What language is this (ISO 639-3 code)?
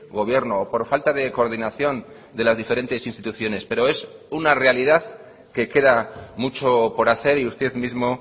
spa